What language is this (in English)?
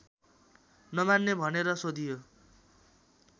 Nepali